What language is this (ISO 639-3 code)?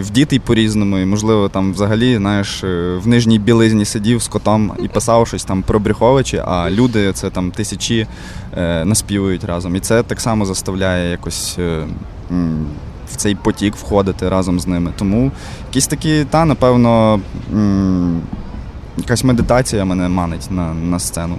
ukr